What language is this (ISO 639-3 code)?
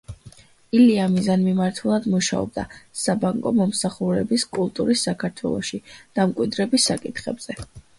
kat